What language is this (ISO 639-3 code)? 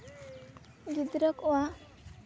sat